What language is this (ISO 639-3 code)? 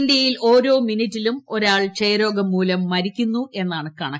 mal